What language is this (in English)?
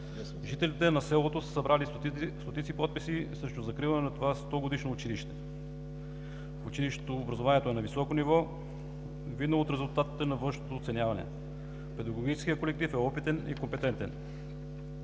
Bulgarian